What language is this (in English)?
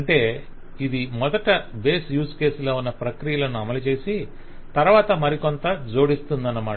Telugu